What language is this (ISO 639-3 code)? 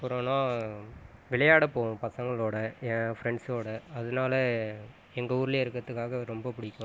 tam